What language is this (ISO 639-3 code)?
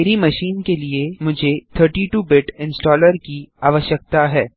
hin